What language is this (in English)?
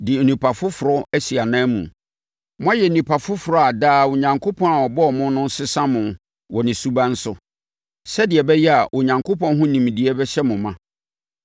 Akan